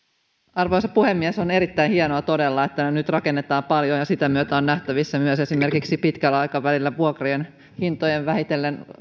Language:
Finnish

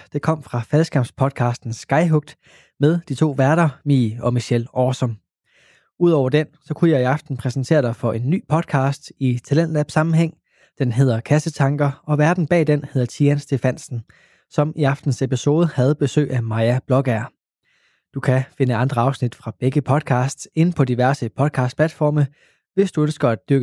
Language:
Danish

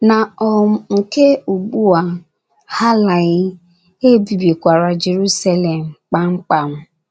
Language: Igbo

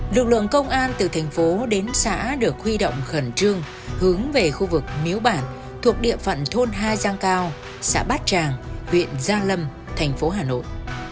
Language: Vietnamese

